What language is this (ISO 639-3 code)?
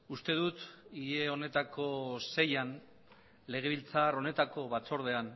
eus